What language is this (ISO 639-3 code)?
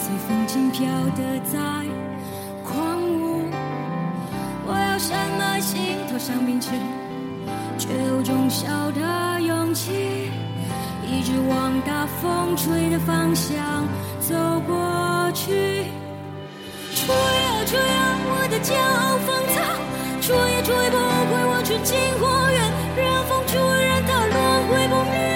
zho